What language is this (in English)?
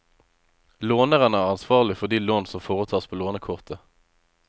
Norwegian